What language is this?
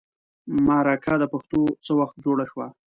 Pashto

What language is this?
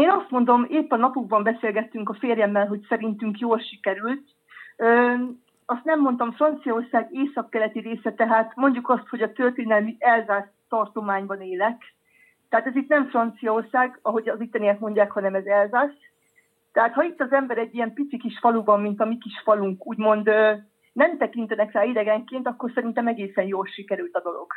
Hungarian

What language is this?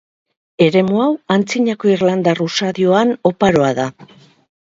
Basque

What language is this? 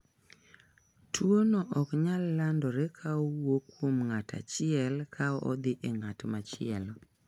Luo (Kenya and Tanzania)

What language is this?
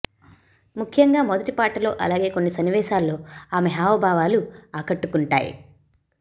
Telugu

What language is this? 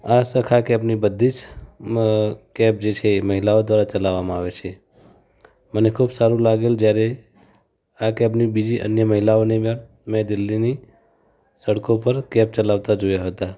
Gujarati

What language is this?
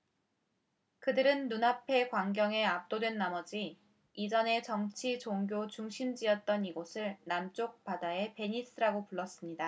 Korean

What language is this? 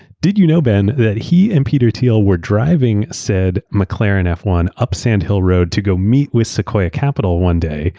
English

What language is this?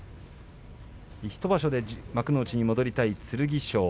Japanese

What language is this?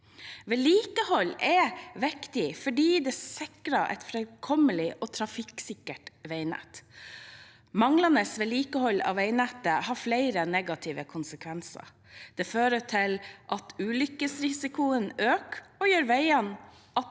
Norwegian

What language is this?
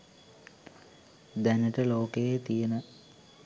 Sinhala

